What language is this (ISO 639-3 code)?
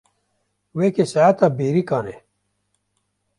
kur